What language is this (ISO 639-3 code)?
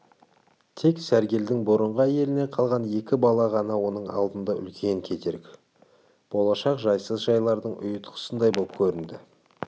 kaz